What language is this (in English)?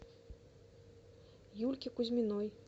Russian